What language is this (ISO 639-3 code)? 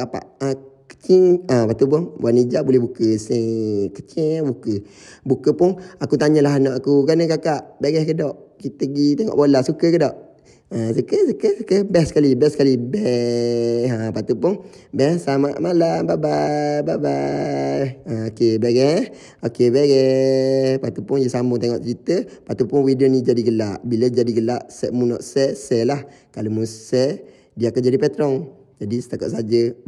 msa